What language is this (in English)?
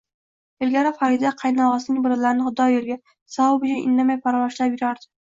Uzbek